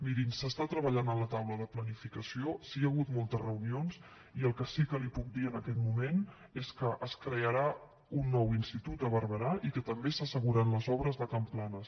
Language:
Catalan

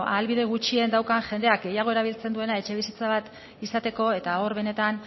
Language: Basque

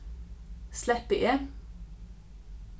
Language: Faroese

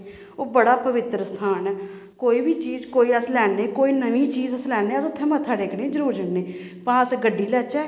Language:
Dogri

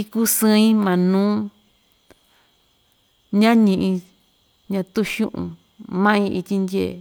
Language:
Ixtayutla Mixtec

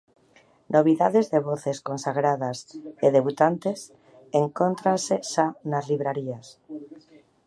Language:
Galician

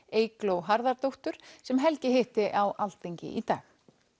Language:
Icelandic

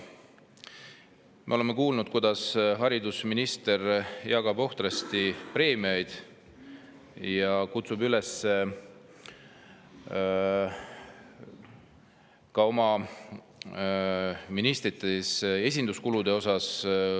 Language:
Estonian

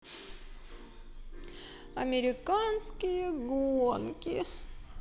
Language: Russian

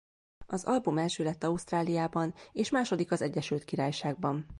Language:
Hungarian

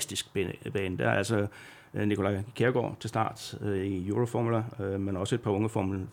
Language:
Danish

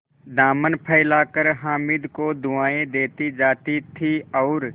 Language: Hindi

